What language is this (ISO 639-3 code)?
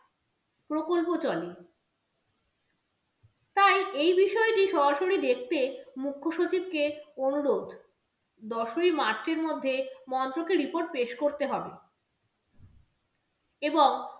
ben